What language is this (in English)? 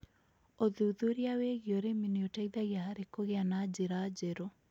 Kikuyu